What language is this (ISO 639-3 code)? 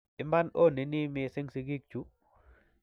kln